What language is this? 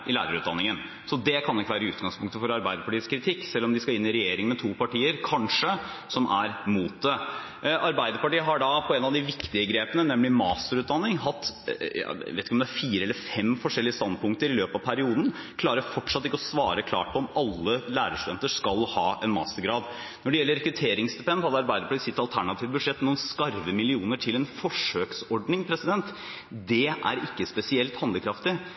Norwegian Bokmål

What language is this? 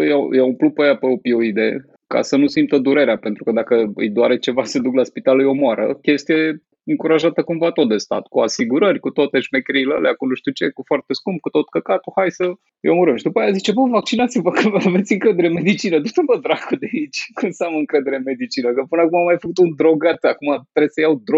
Romanian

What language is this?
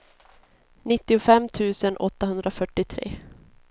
Swedish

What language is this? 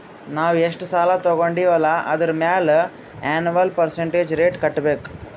Kannada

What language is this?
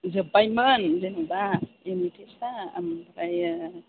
Bodo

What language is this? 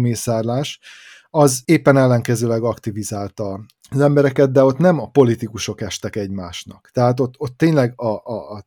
Hungarian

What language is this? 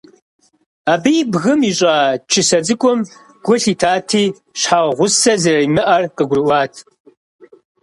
Kabardian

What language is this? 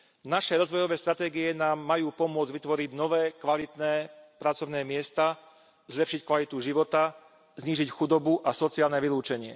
Slovak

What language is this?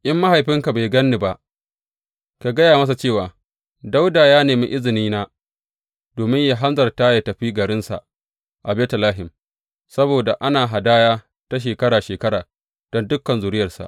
Hausa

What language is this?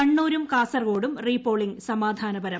Malayalam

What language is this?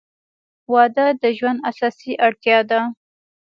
Pashto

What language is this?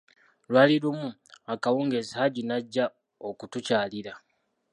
Ganda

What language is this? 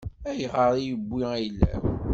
Kabyle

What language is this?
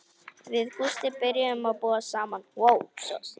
Icelandic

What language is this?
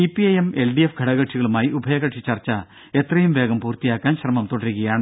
Malayalam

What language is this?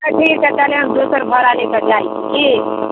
Maithili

